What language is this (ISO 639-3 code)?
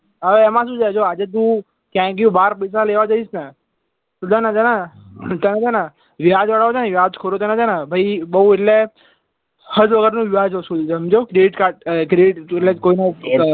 guj